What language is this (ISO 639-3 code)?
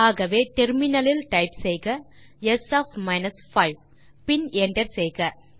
tam